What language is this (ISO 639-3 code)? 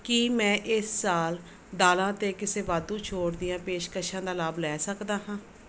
pan